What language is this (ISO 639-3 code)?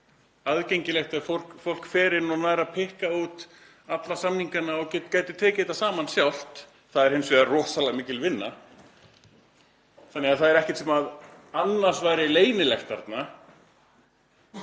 isl